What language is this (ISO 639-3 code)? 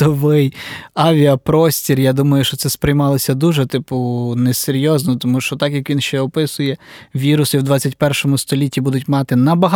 ukr